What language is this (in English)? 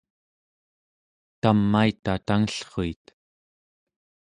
Central Yupik